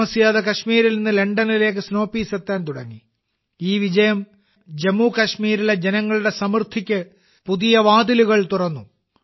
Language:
Malayalam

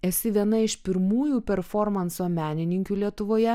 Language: Lithuanian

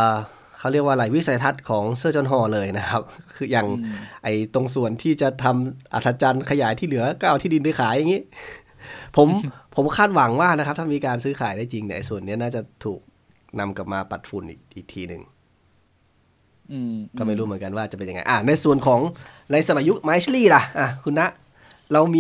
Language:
Thai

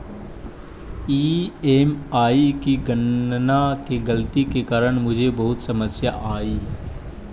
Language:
Magahi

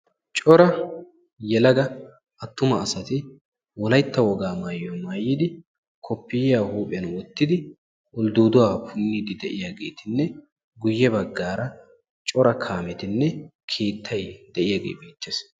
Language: Wolaytta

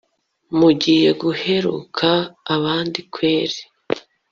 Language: Kinyarwanda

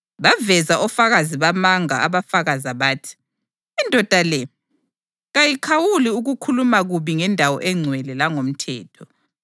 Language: North Ndebele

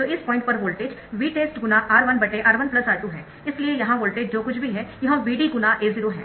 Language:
Hindi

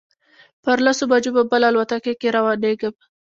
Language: Pashto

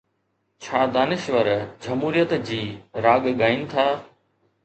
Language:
Sindhi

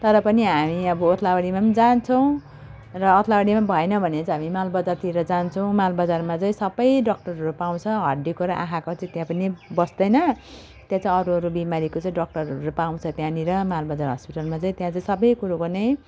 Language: Nepali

